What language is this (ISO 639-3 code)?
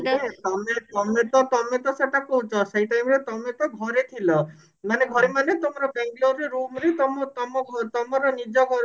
ori